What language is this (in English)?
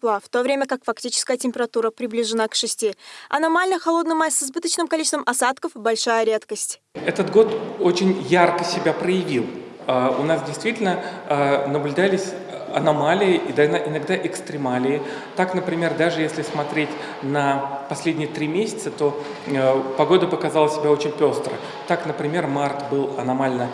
Russian